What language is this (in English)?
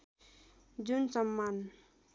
Nepali